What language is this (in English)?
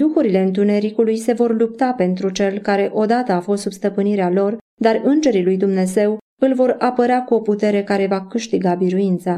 Romanian